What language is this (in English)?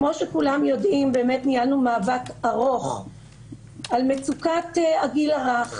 Hebrew